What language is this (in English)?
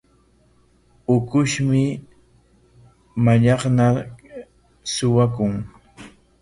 Corongo Ancash Quechua